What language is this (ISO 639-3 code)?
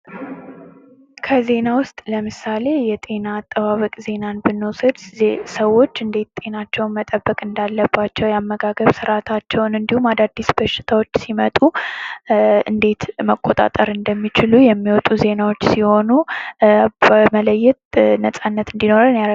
amh